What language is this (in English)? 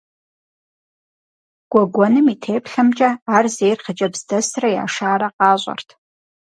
Kabardian